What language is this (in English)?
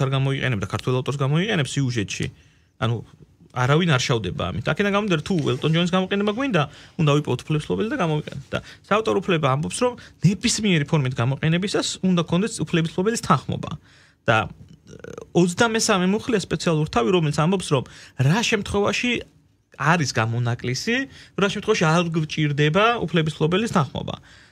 Romanian